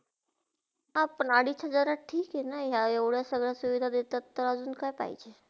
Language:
Marathi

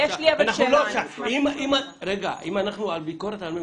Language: Hebrew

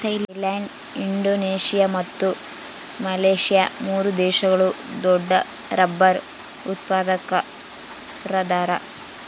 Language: Kannada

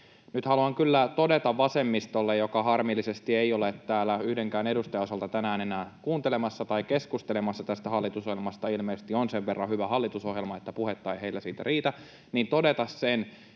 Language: Finnish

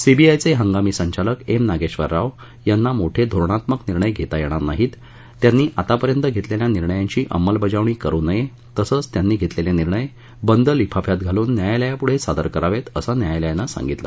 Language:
Marathi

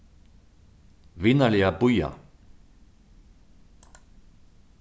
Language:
Faroese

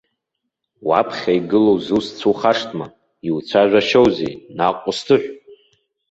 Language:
Abkhazian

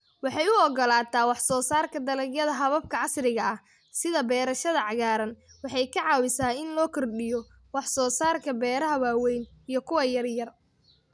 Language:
Somali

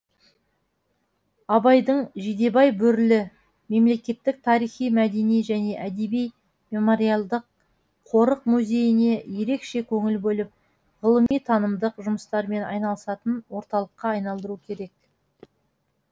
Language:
Kazakh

